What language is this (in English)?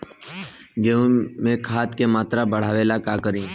Bhojpuri